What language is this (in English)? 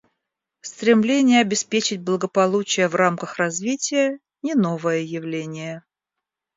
Russian